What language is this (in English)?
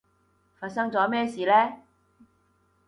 Cantonese